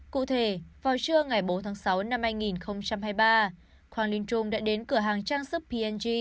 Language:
Vietnamese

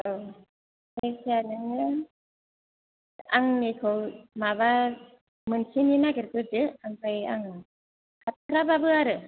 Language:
Bodo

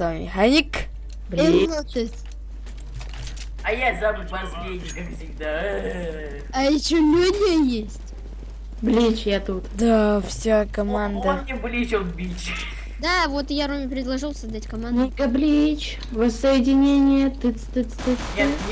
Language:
Russian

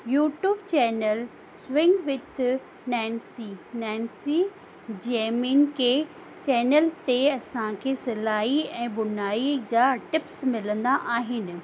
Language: Sindhi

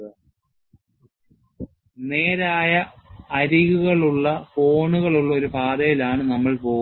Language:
Malayalam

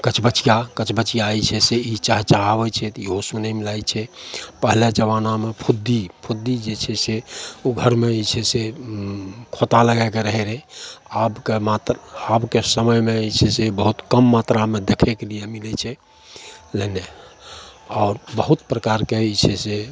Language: Maithili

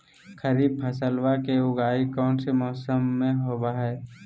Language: Magahi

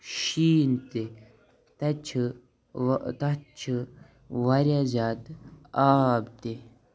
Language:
Kashmiri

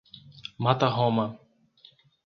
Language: Portuguese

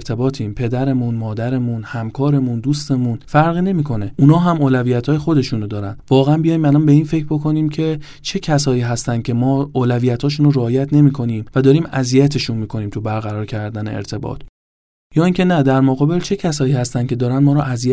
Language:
Persian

